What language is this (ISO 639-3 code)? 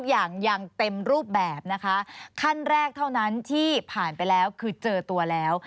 tha